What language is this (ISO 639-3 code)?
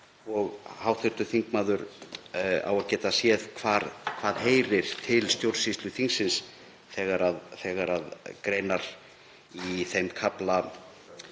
isl